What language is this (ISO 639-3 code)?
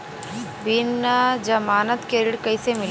bho